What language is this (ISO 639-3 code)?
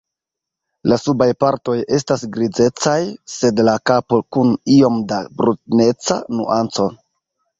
epo